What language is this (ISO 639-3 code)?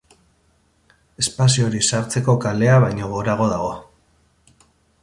eus